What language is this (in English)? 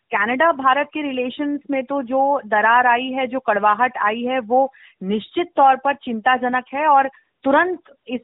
Hindi